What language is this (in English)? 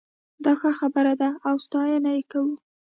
Pashto